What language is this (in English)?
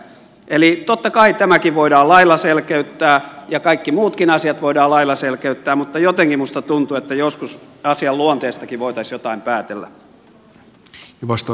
Finnish